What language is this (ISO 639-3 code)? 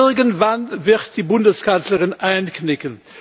deu